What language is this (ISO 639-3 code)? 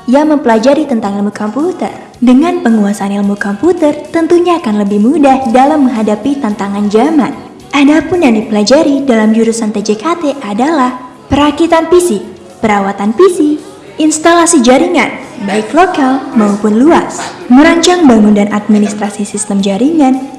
ind